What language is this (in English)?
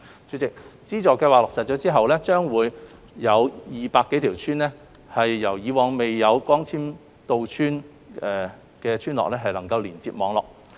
Cantonese